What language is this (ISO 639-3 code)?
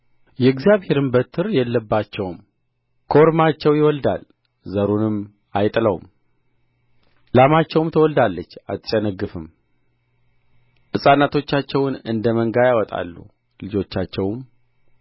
amh